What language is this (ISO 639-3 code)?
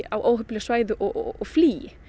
isl